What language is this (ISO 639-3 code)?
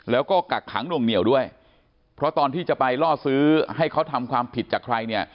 tha